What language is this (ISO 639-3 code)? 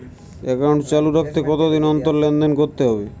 ben